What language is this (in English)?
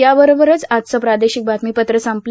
Marathi